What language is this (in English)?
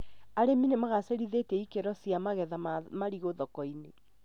Kikuyu